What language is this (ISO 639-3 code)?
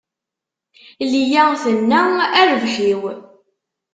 kab